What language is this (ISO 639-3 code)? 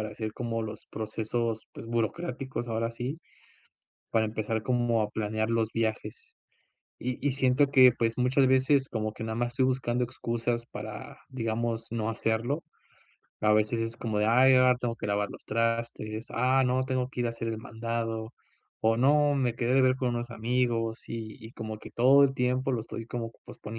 spa